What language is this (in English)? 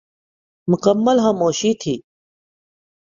Urdu